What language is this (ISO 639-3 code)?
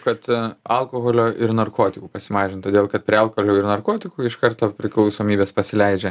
lit